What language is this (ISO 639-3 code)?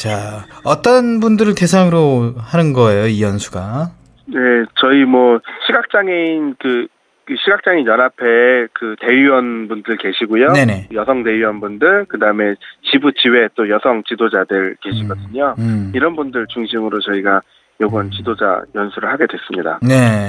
kor